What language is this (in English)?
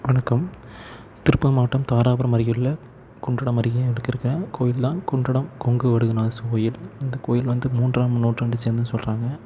Tamil